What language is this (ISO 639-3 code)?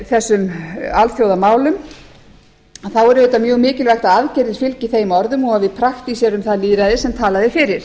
isl